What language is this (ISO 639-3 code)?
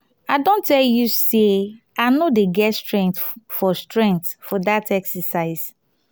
pcm